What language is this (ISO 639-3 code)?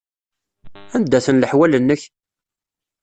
kab